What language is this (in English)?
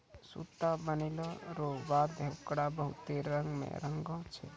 Maithili